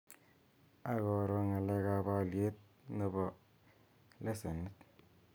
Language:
Kalenjin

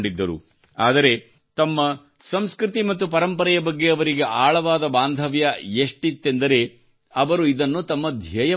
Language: Kannada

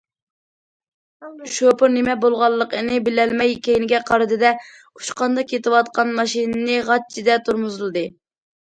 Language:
Uyghur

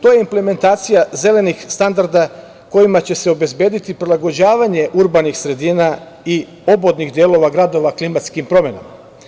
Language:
Serbian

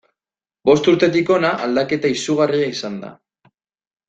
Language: Basque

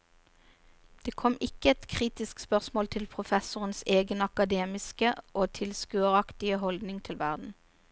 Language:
Norwegian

